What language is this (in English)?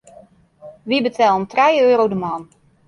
Western Frisian